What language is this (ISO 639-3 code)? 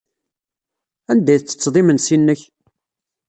kab